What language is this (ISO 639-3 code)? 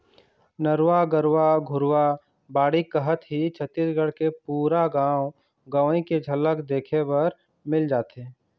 hne